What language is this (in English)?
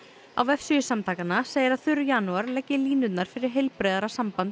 Icelandic